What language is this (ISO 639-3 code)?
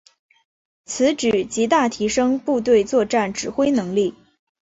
zho